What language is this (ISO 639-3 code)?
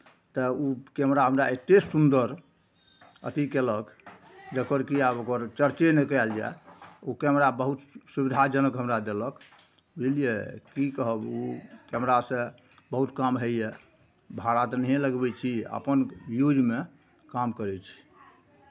mai